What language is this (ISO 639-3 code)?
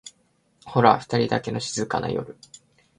jpn